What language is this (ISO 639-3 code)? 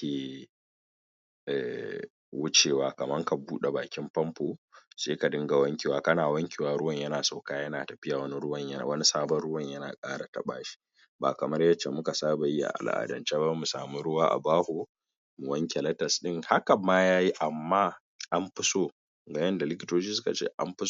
hau